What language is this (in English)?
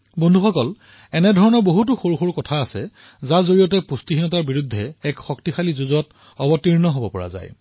Assamese